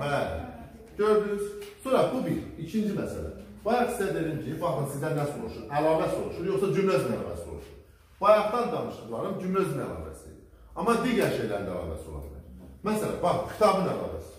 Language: Turkish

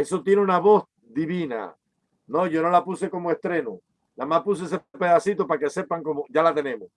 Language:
Spanish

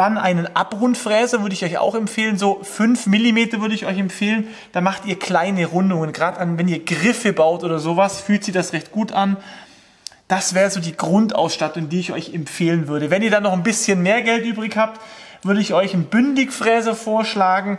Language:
German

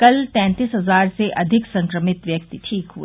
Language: Hindi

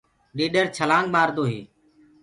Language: Gurgula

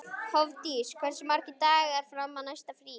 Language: Icelandic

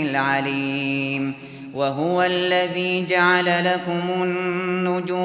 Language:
Arabic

